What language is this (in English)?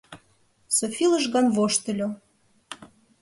Mari